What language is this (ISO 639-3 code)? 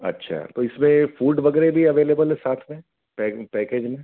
hin